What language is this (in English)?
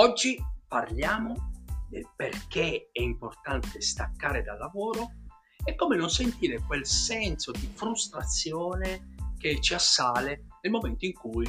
Italian